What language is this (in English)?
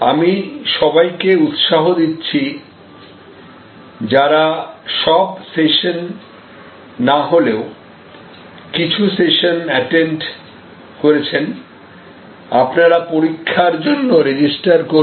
Bangla